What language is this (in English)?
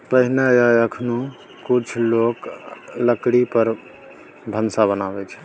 Maithili